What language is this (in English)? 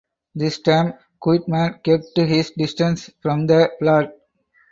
English